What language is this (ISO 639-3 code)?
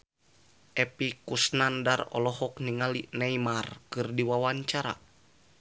sun